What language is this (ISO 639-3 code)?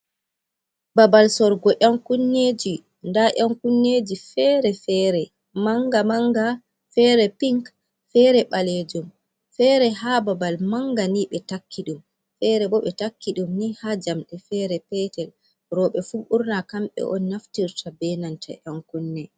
ful